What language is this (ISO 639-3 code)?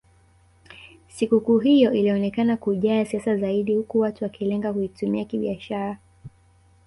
swa